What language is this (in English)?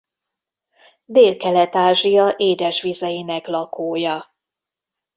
Hungarian